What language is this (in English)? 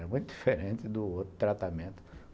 Portuguese